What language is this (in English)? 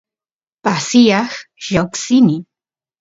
Santiago del Estero Quichua